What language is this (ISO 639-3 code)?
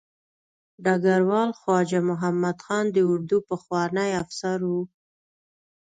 pus